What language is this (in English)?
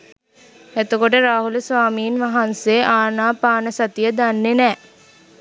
Sinhala